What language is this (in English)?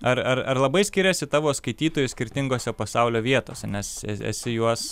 Lithuanian